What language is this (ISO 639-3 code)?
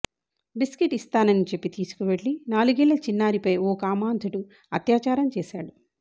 tel